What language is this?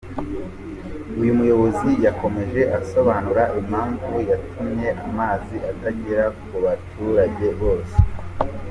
Kinyarwanda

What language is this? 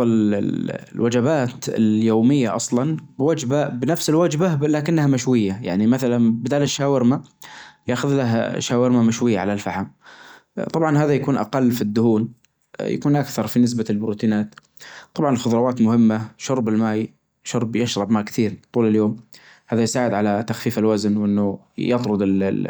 Najdi Arabic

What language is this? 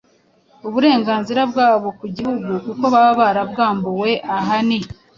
Kinyarwanda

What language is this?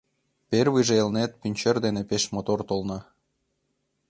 Mari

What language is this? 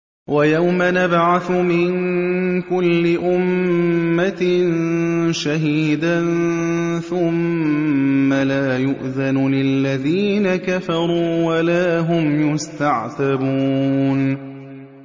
Arabic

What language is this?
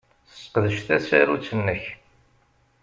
Kabyle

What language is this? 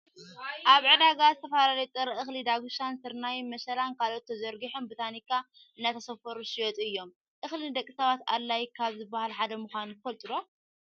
Tigrinya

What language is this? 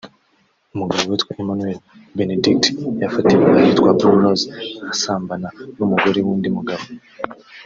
Kinyarwanda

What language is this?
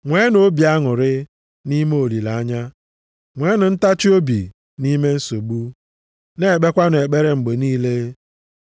Igbo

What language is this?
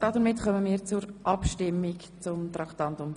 Swiss German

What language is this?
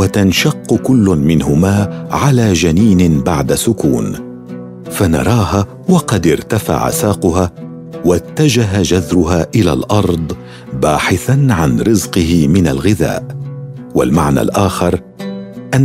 Arabic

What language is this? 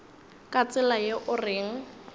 Northern Sotho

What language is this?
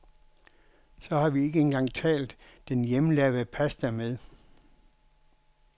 Danish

